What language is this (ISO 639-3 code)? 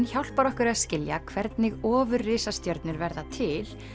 isl